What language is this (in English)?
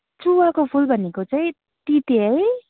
Nepali